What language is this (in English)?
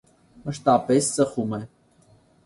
Armenian